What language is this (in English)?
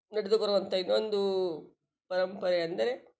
Kannada